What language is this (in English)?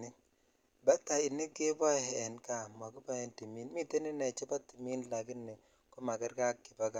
Kalenjin